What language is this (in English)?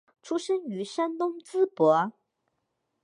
Chinese